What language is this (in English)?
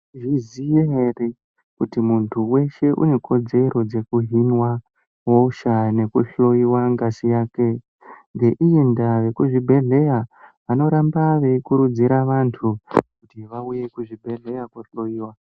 Ndau